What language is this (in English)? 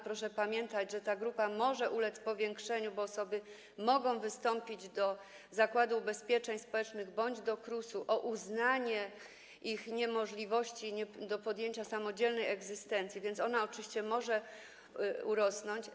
Polish